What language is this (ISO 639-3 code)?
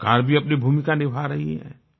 hin